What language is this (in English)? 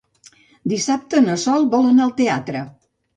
Catalan